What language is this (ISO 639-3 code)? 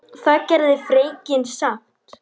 isl